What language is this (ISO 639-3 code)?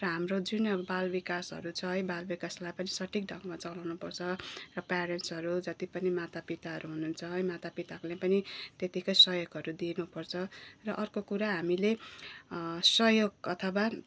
nep